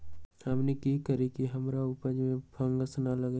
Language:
Magahi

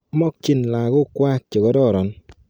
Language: Kalenjin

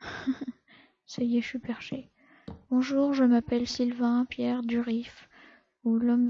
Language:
French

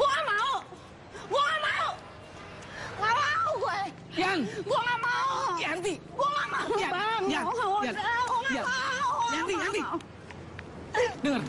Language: Indonesian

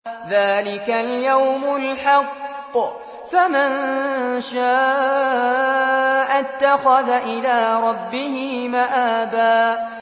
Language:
Arabic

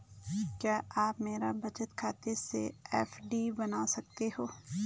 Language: Hindi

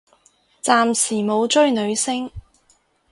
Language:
Cantonese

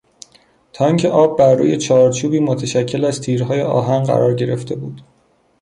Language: Persian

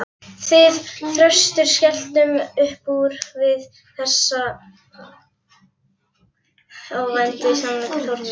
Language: Icelandic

